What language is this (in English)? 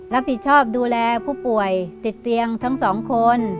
Thai